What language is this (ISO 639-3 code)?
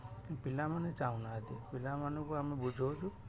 ori